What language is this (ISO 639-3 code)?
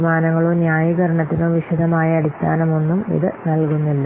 mal